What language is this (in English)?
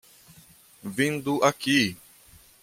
Portuguese